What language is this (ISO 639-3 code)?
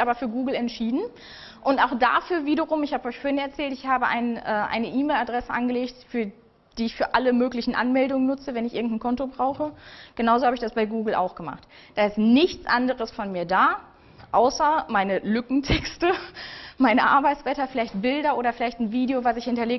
deu